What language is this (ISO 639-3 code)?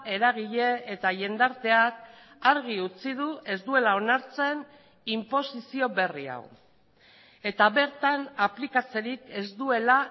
eus